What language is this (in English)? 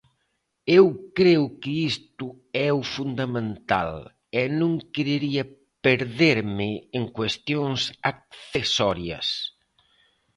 Galician